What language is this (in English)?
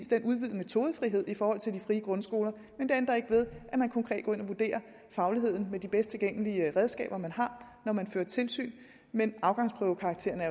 Danish